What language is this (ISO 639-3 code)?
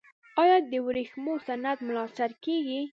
pus